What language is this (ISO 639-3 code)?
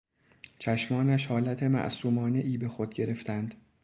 fas